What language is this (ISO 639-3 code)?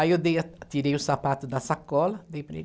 por